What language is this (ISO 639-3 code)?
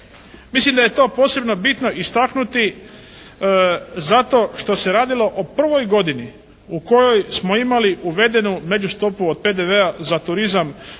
hrv